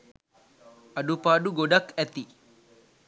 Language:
Sinhala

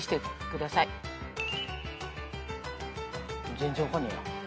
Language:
Japanese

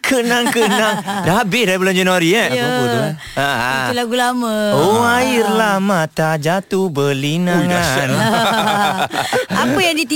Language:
Malay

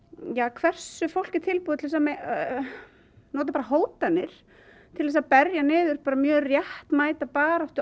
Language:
Icelandic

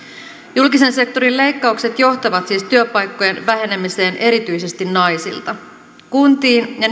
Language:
Finnish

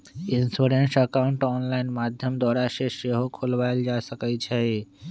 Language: Magahi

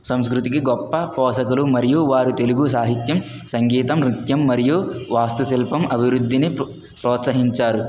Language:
Telugu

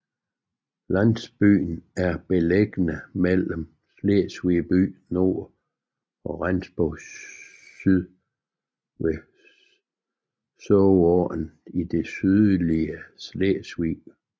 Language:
Danish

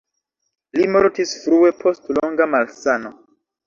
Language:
Esperanto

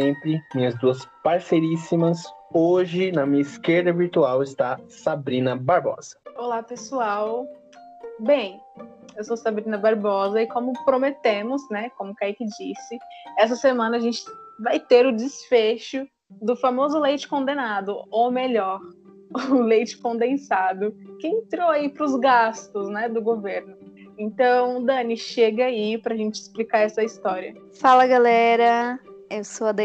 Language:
Portuguese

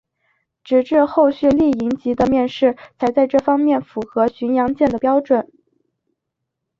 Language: Chinese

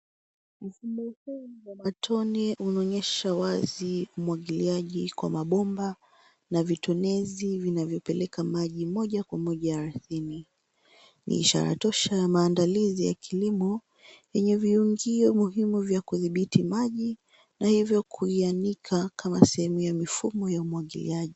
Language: Swahili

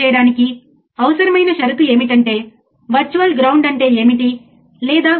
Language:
Telugu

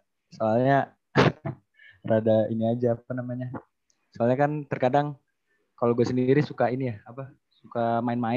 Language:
Indonesian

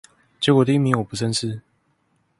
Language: Chinese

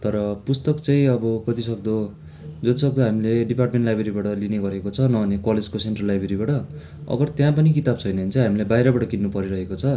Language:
Nepali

